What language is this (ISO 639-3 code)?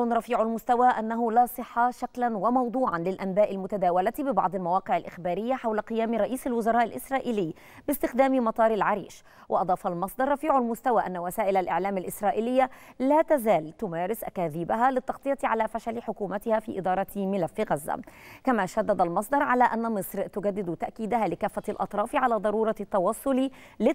ara